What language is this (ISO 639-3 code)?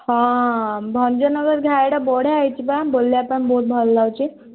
ori